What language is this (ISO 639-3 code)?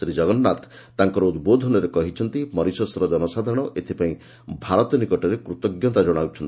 ori